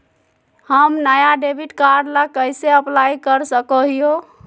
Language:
Magahi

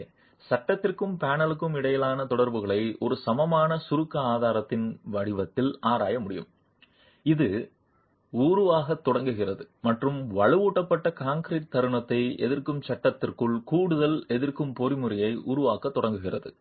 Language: Tamil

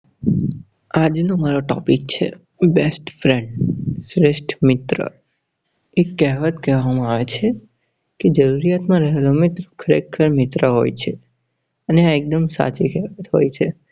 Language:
Gujarati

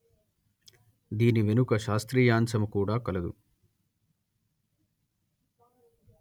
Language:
Telugu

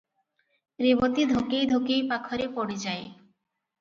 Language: Odia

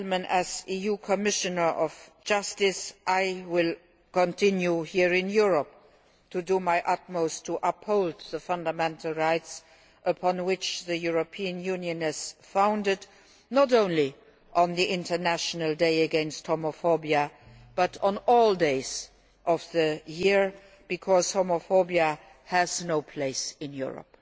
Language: English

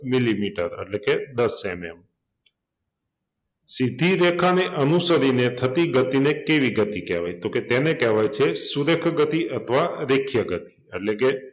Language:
Gujarati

